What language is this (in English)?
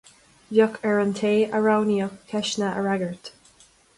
Irish